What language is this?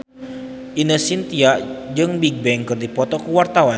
Sundanese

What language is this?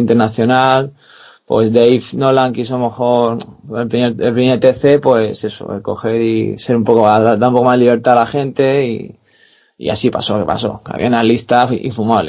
Spanish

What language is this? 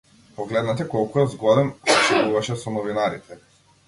Macedonian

